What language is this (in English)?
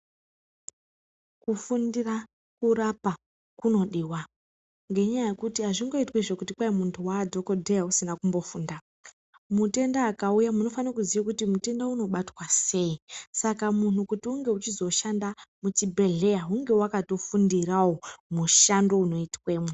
Ndau